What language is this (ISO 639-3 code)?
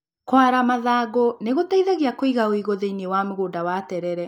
kik